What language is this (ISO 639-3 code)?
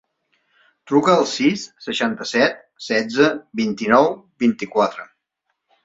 cat